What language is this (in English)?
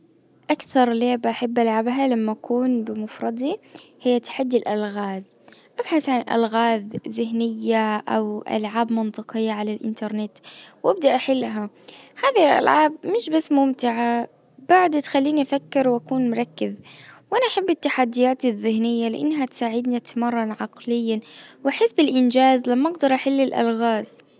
Najdi Arabic